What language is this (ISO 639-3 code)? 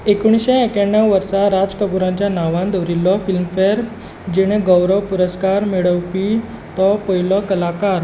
kok